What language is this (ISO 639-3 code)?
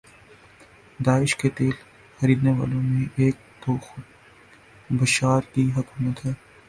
urd